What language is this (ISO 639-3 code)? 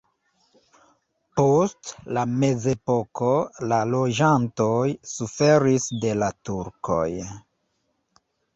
epo